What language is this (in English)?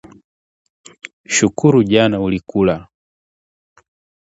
Swahili